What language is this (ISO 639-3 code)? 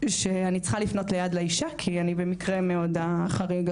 heb